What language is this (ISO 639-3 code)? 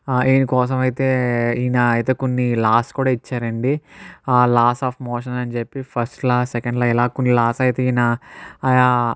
tel